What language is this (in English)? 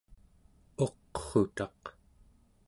Central Yupik